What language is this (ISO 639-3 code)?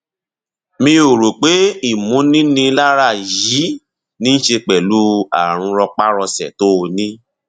yor